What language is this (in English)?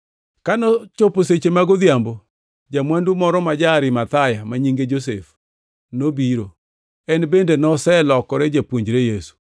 Luo (Kenya and Tanzania)